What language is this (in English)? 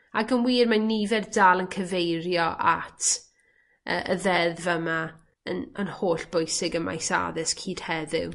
Welsh